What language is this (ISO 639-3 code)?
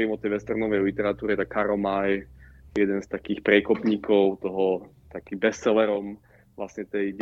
slk